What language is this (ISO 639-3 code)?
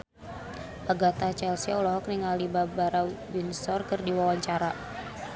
sun